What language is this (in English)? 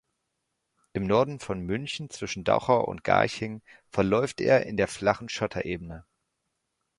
German